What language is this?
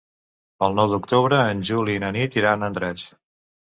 Catalan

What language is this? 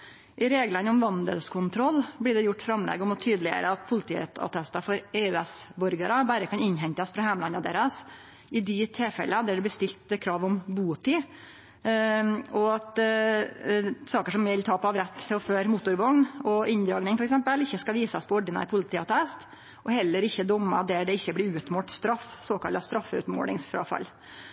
Norwegian Nynorsk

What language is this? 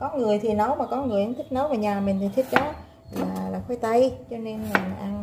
Vietnamese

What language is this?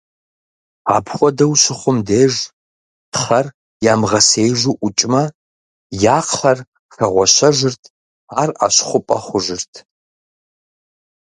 Kabardian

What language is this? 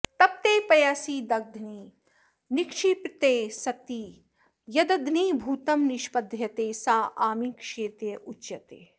Sanskrit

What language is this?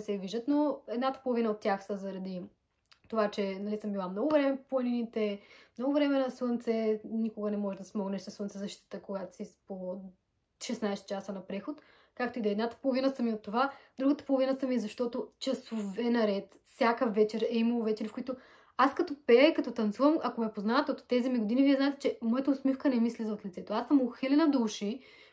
Bulgarian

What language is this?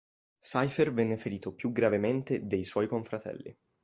Italian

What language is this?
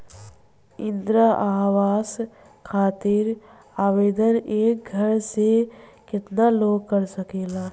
Bhojpuri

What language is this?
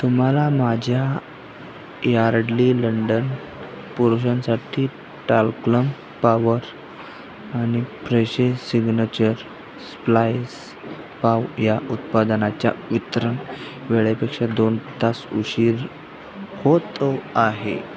Marathi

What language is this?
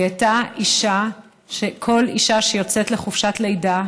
Hebrew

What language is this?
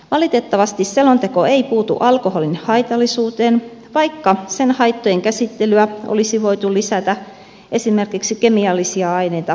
Finnish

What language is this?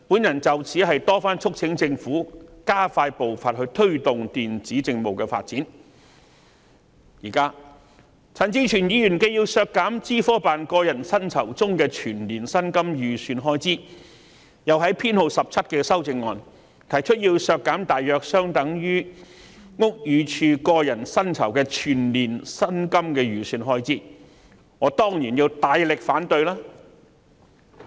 Cantonese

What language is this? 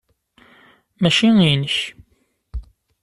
Kabyle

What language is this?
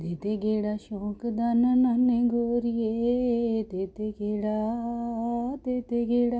Punjabi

